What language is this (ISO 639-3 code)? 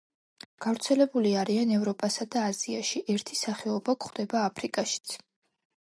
kat